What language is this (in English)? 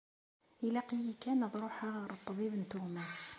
Kabyle